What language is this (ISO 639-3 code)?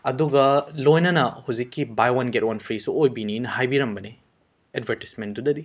mni